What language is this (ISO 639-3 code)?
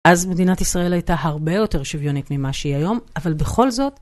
heb